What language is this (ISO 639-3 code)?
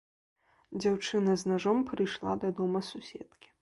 bel